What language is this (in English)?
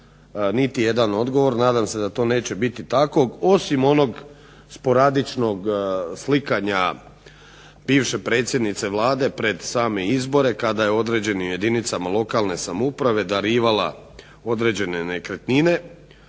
Croatian